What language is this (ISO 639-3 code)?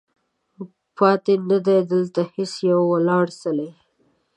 pus